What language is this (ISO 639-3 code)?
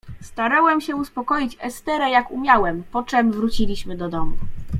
pol